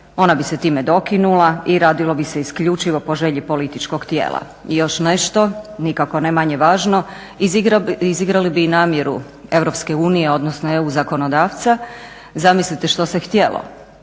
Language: Croatian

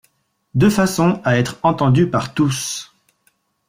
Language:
French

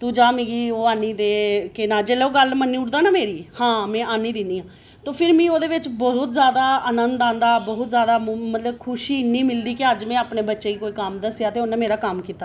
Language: Dogri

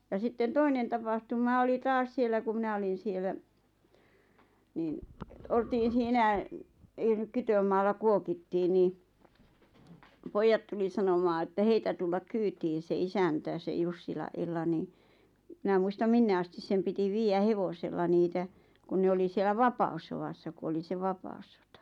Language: Finnish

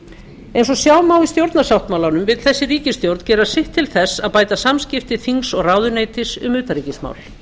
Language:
Icelandic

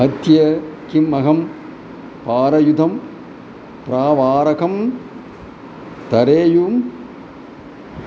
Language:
Sanskrit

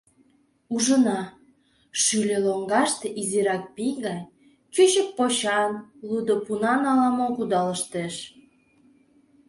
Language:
Mari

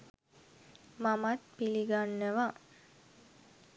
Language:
Sinhala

